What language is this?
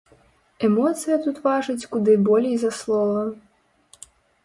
Belarusian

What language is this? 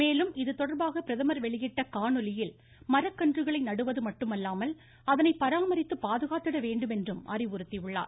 Tamil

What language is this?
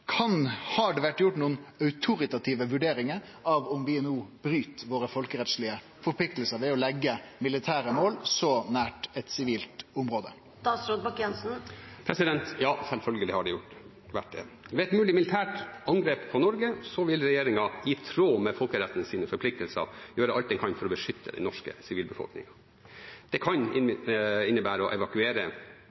Norwegian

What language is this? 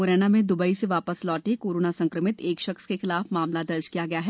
Hindi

